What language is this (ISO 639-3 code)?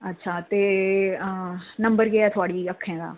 doi